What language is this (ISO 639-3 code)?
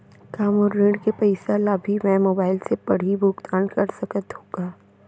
hne